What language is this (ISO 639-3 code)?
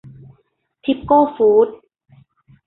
tha